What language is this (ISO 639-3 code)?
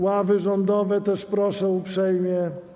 pol